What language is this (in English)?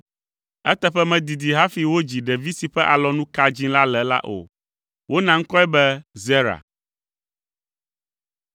Ewe